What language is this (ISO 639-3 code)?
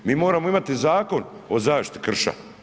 hrv